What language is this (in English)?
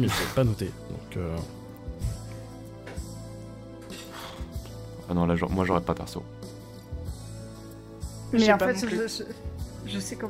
French